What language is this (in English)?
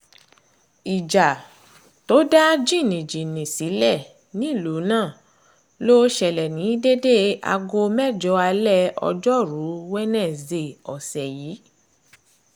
Yoruba